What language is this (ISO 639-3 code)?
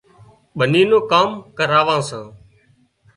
kxp